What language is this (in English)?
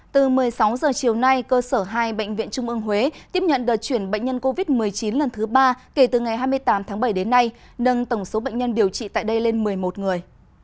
Vietnamese